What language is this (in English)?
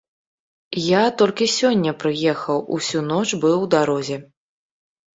Belarusian